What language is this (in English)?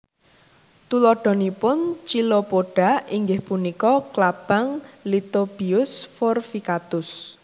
Javanese